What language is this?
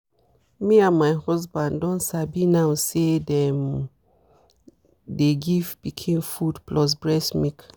Nigerian Pidgin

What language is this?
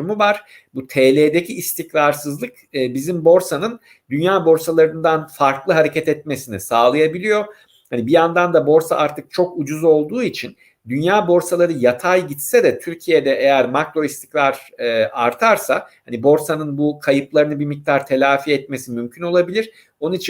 Turkish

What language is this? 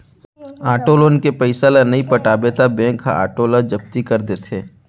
Chhattisgarhi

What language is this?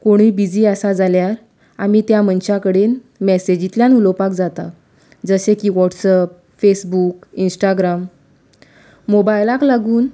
Konkani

